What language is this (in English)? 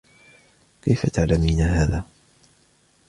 Arabic